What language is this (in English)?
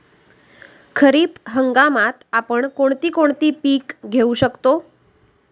Marathi